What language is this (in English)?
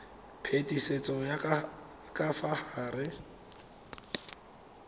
Tswana